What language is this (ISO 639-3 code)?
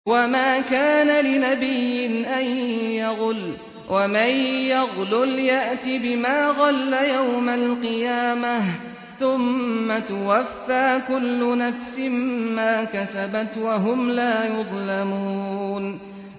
ara